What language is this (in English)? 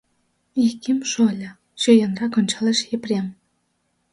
Mari